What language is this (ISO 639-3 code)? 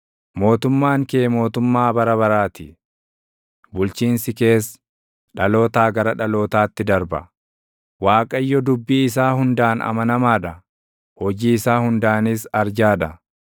orm